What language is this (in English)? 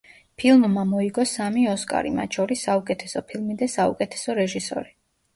Georgian